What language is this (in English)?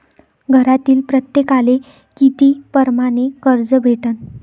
Marathi